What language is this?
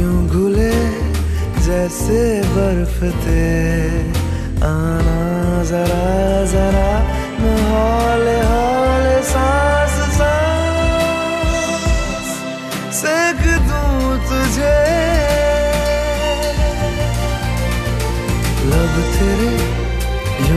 Persian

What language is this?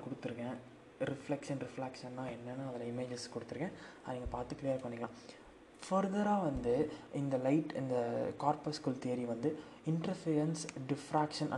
Tamil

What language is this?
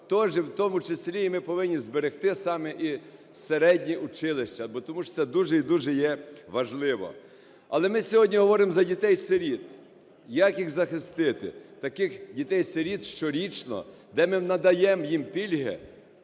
Ukrainian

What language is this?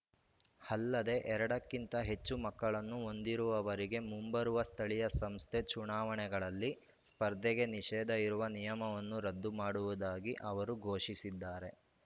Kannada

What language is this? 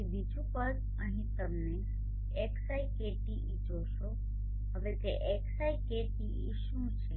Gujarati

